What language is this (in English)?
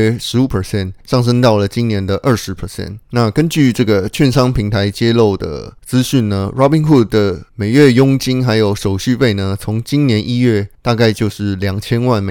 Chinese